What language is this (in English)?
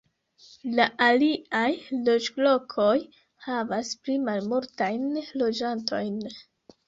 Esperanto